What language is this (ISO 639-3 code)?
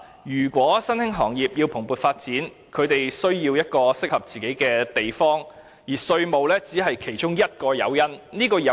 yue